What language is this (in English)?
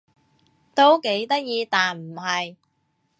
Cantonese